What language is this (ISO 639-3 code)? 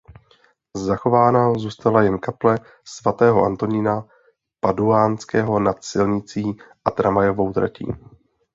ces